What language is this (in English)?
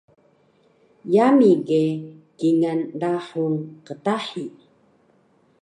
Taroko